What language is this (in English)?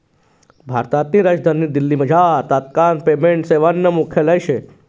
Marathi